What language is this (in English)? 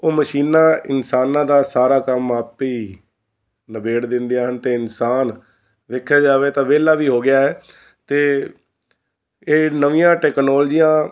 Punjabi